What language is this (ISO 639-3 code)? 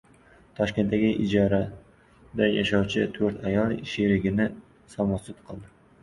uzb